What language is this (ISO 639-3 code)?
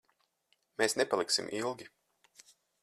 lav